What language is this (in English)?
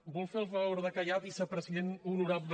Catalan